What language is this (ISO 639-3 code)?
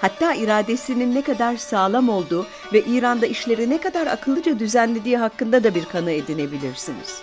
tur